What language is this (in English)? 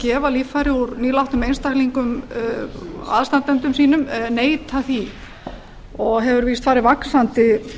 Icelandic